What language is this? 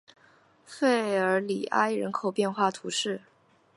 Chinese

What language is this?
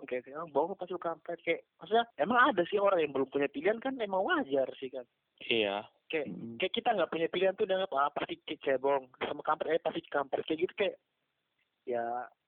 Indonesian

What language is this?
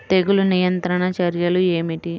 Telugu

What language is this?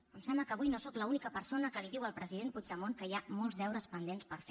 Catalan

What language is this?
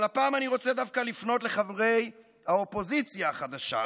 Hebrew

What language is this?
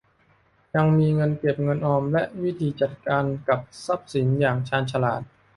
Thai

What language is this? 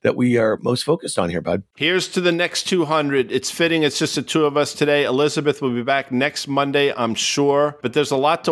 English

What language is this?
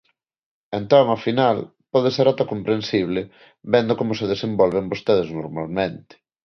Galician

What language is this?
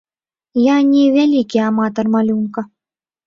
Belarusian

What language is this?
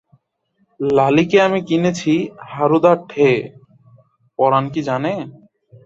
Bangla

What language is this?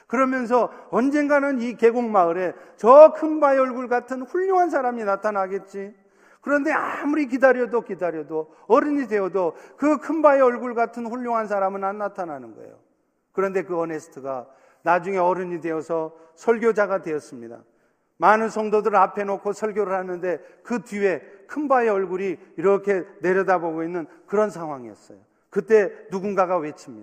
Korean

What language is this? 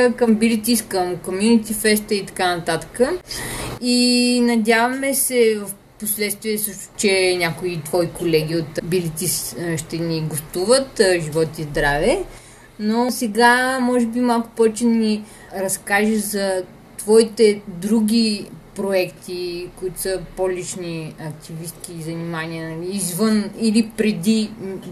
Bulgarian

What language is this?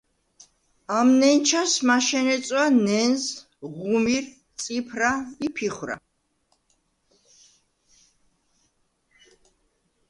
Svan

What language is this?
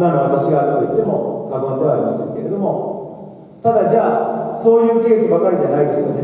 Japanese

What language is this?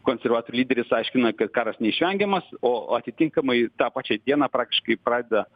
Lithuanian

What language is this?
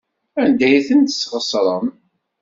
Kabyle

